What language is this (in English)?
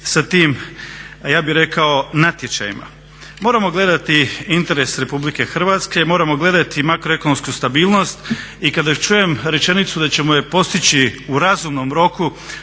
Croatian